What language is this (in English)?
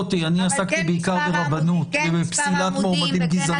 Hebrew